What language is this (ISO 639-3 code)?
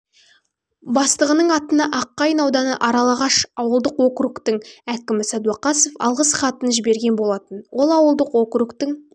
kaz